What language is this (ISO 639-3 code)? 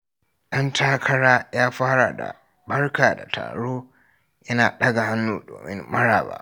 hau